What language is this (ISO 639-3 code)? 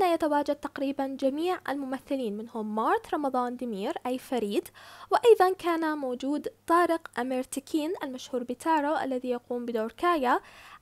ara